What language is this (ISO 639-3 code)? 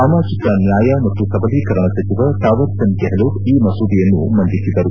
kan